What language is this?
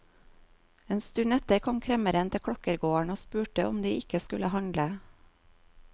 Norwegian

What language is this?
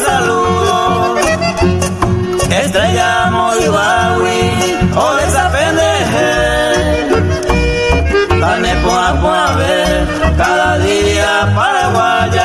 Spanish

